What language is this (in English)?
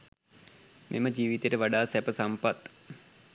Sinhala